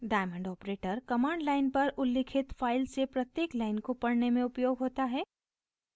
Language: Hindi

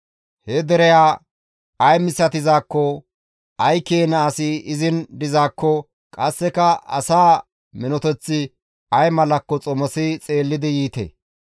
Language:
Gamo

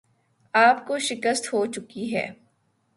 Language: Urdu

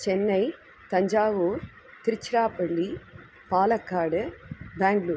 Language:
Sanskrit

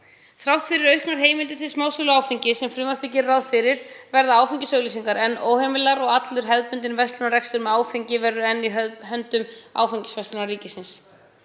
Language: Icelandic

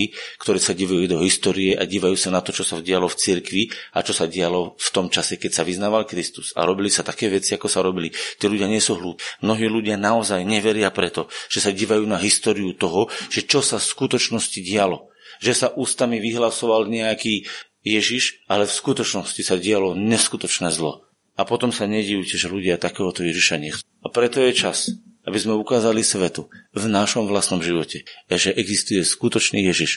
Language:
Slovak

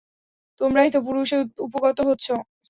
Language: Bangla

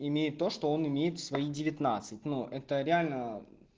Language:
Russian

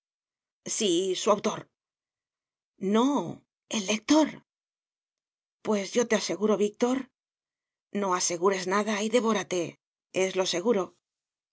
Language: Spanish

